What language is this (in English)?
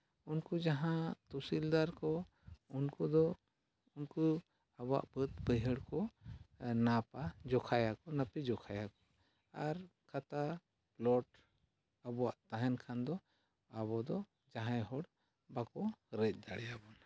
Santali